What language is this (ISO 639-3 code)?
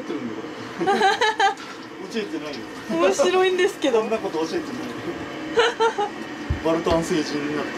jpn